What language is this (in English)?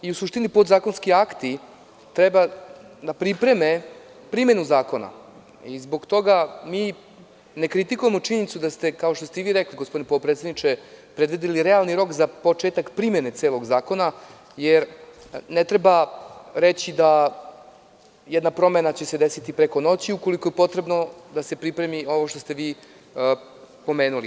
Serbian